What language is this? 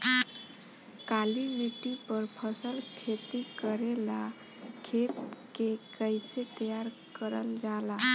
Bhojpuri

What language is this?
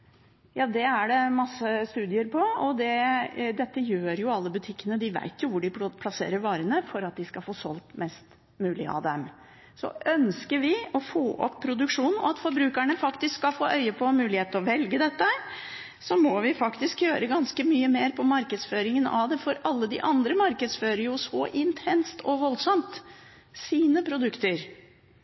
Norwegian Bokmål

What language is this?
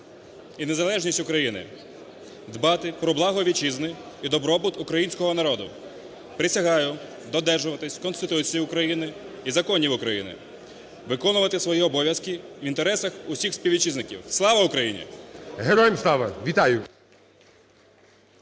Ukrainian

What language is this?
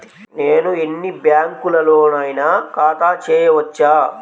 Telugu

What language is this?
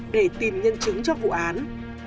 Vietnamese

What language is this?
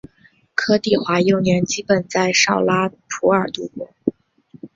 Chinese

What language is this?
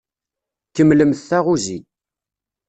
Kabyle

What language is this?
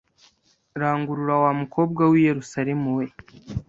Kinyarwanda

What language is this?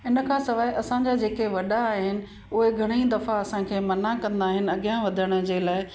Sindhi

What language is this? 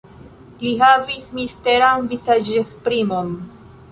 Esperanto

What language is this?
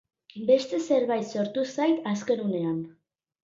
Basque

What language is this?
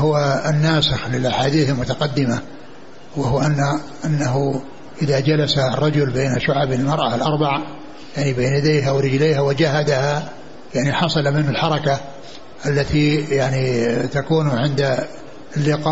Arabic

